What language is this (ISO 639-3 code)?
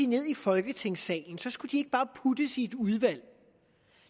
dan